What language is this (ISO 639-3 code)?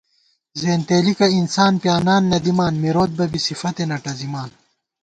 gwt